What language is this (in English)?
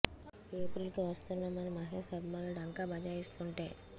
Telugu